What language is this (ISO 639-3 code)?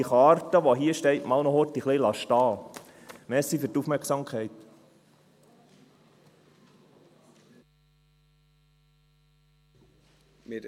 gsw